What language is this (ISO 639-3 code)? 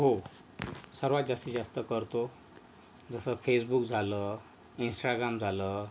mar